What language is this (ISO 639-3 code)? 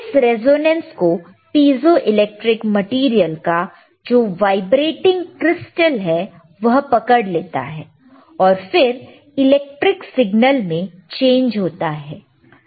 hin